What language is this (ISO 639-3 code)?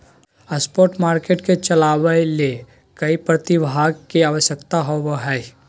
mag